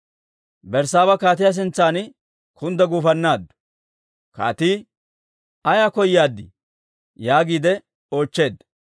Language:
Dawro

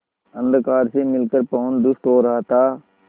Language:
Hindi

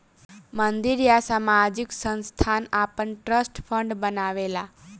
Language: Bhojpuri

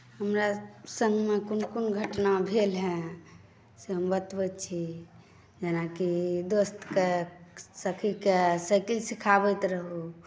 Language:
Maithili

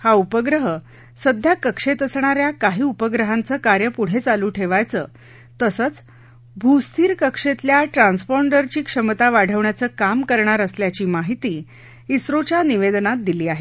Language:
Marathi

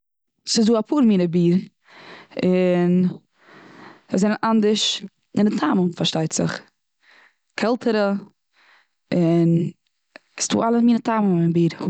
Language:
Yiddish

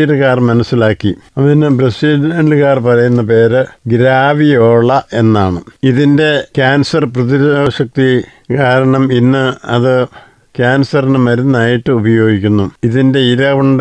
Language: Malayalam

